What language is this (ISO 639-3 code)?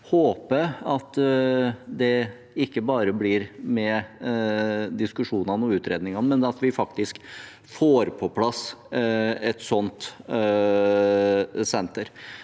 nor